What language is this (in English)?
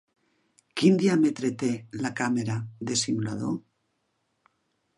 Catalan